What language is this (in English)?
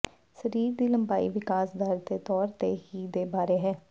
Punjabi